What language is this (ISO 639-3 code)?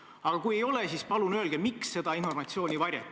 est